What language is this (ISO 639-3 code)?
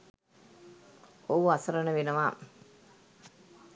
sin